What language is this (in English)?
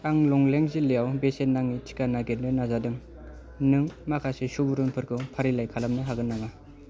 Bodo